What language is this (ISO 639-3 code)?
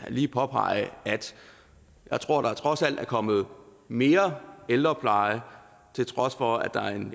dan